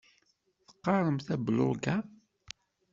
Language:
Kabyle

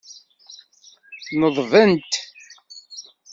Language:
Kabyle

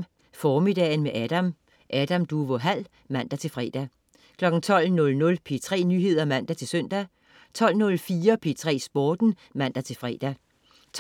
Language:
Danish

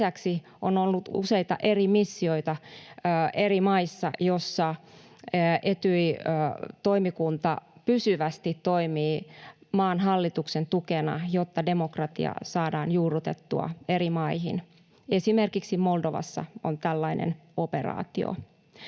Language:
Finnish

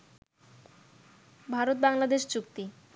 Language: Bangla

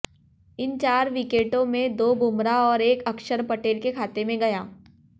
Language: Hindi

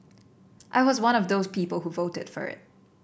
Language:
English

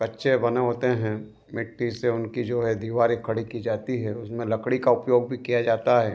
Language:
Hindi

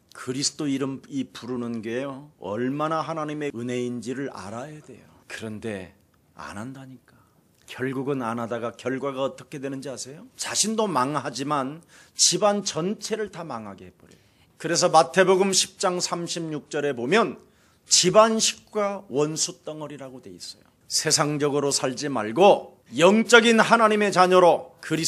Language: Korean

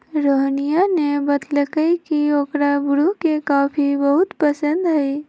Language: Magahi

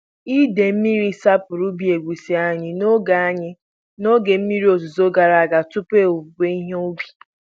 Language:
Igbo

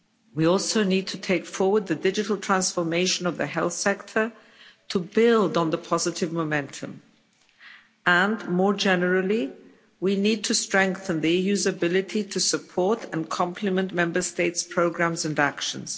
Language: English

